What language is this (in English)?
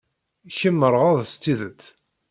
Kabyle